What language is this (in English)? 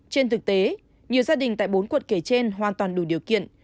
Vietnamese